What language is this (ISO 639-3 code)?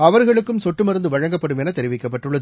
tam